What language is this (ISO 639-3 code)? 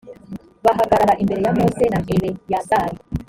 kin